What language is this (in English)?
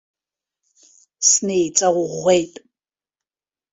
Abkhazian